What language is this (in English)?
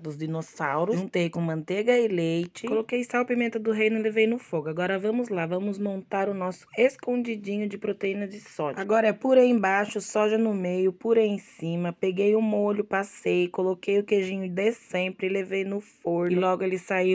Portuguese